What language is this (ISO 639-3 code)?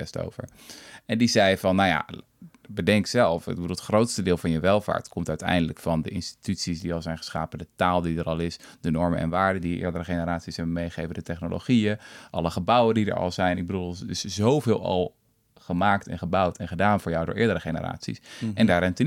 nld